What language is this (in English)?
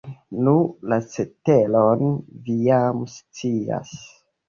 Esperanto